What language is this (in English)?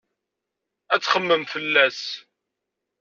Kabyle